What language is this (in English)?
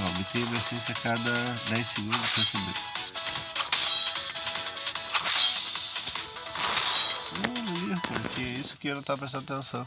Portuguese